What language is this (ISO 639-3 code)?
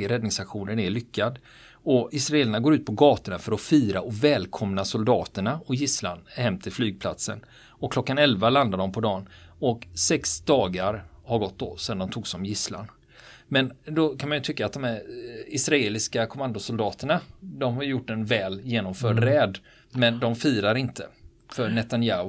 swe